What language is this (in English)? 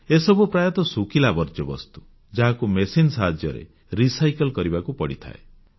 Odia